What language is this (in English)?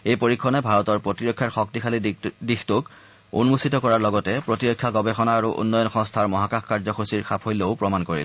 Assamese